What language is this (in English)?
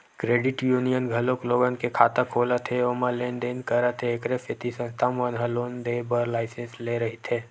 Chhattisgarhi